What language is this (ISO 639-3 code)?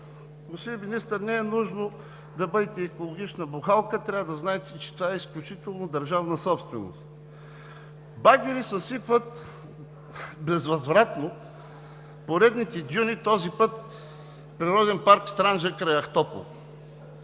bul